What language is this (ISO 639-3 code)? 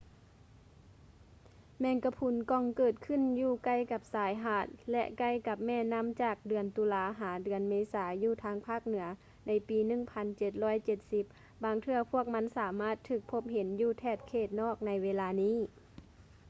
lao